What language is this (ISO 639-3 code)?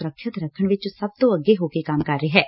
pan